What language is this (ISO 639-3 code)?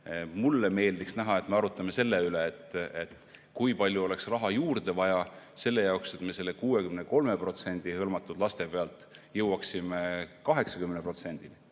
est